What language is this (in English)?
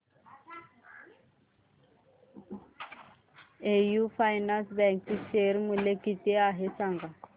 Marathi